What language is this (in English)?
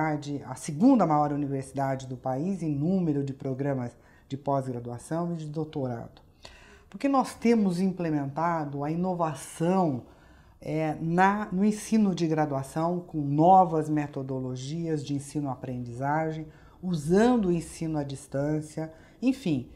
Portuguese